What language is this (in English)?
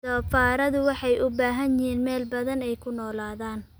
Somali